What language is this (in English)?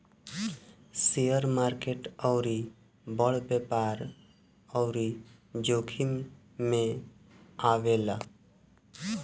Bhojpuri